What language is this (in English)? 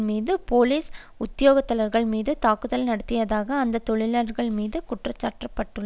Tamil